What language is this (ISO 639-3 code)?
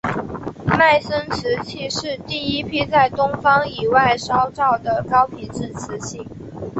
zho